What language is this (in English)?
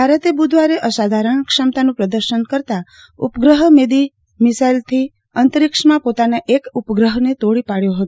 Gujarati